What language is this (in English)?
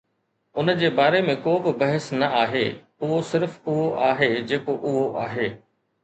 Sindhi